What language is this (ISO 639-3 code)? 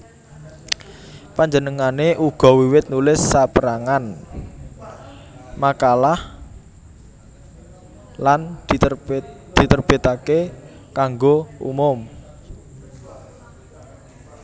jav